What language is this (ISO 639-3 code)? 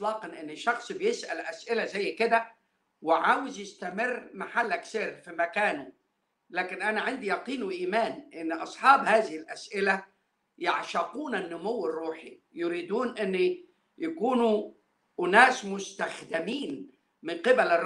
ara